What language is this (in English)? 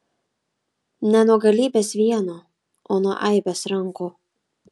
Lithuanian